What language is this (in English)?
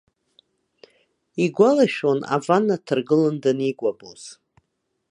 Abkhazian